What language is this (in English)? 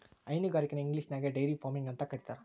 Kannada